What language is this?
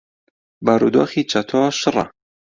Central Kurdish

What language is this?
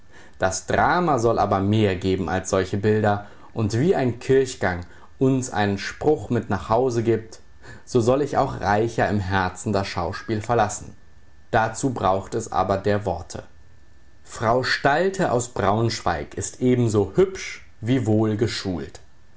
German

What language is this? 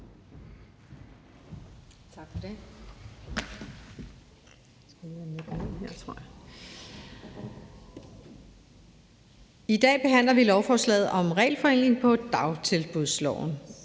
Danish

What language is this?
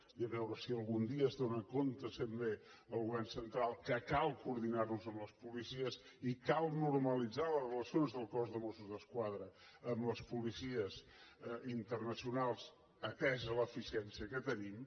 Catalan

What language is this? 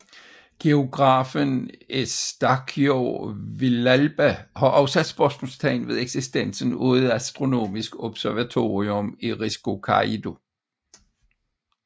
Danish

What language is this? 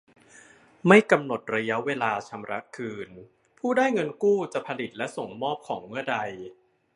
Thai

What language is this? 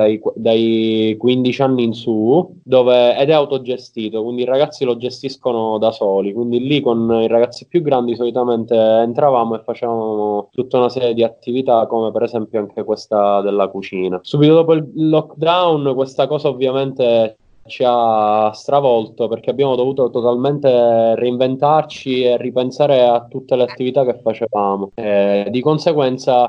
Italian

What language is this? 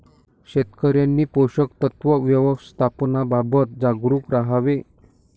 Marathi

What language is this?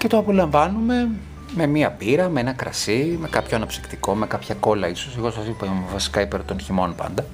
Greek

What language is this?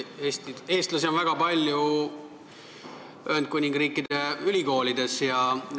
Estonian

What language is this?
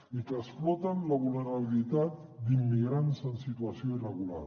Catalan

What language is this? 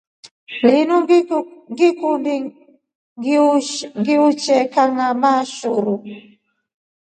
Rombo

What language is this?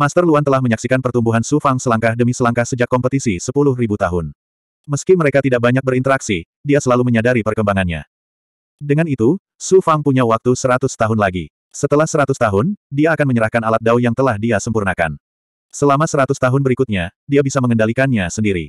Indonesian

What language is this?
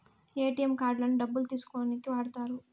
Telugu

